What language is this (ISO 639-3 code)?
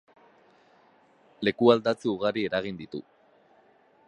eus